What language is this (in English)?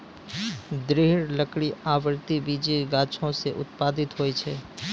Maithili